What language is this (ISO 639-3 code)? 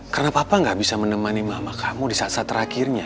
ind